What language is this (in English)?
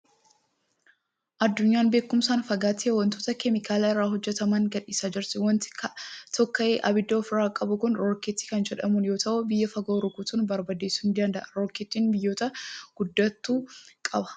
Oromo